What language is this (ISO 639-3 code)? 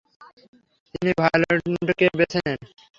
ben